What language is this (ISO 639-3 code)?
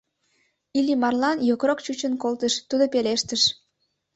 chm